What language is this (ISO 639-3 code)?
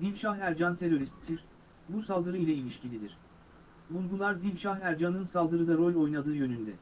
tur